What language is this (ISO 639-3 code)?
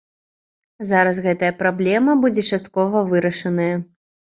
bel